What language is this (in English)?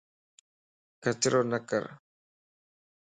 Lasi